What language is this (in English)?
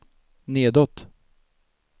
Swedish